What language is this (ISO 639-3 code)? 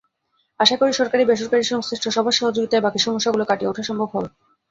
ben